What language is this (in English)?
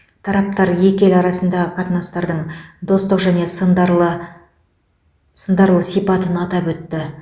Kazakh